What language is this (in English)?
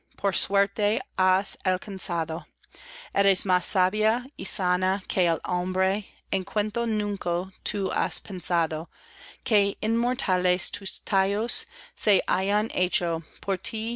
Spanish